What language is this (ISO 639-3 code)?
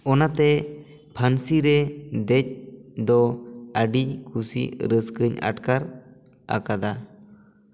sat